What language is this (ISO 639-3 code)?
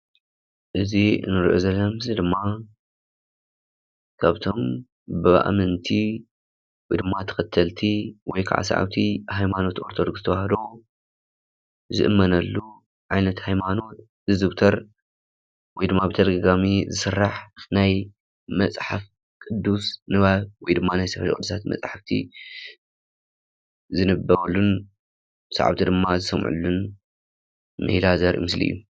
tir